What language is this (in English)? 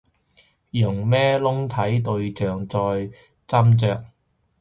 Cantonese